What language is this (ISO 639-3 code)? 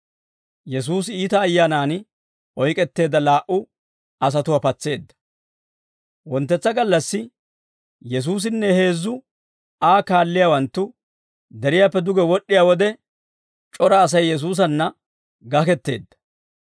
dwr